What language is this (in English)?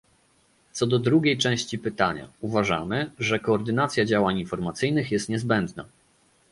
Polish